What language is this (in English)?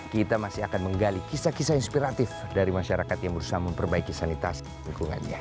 Indonesian